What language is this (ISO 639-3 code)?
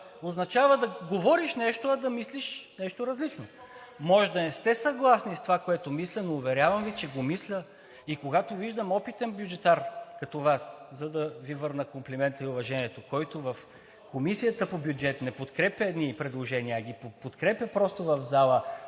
bul